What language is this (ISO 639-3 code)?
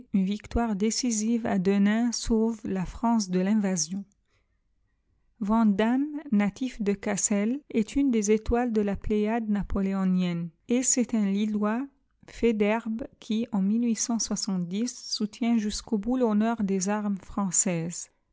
fra